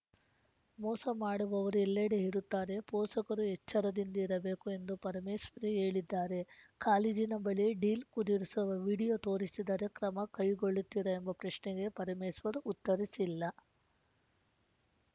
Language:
Kannada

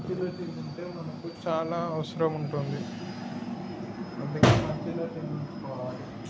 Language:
Telugu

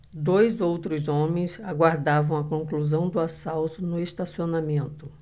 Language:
Portuguese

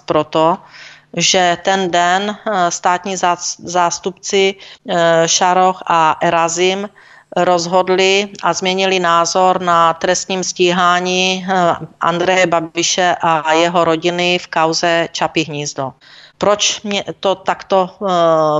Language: Czech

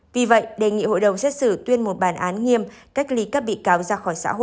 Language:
Vietnamese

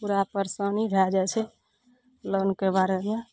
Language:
Maithili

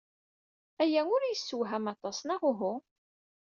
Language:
Kabyle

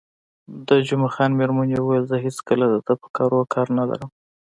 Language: Pashto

